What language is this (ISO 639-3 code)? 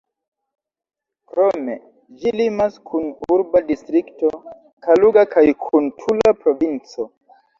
epo